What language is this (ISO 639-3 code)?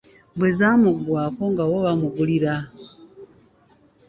lug